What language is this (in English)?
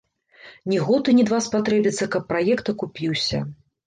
Belarusian